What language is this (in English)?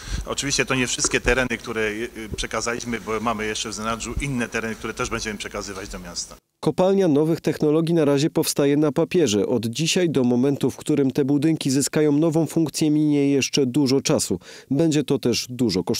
Polish